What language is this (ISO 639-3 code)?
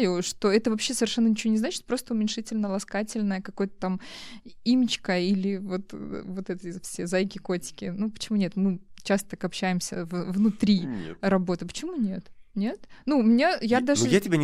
rus